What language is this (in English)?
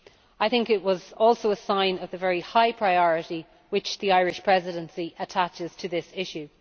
English